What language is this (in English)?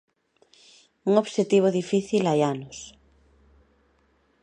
Galician